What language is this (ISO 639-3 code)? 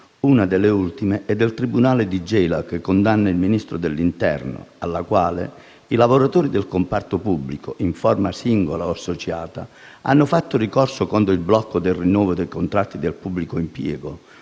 ita